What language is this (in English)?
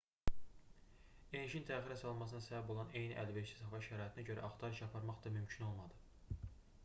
Azerbaijani